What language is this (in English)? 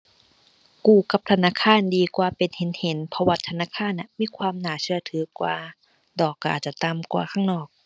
Thai